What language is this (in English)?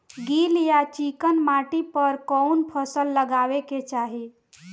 Bhojpuri